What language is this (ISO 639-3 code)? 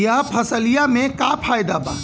bho